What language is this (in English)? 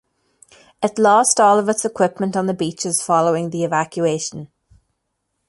English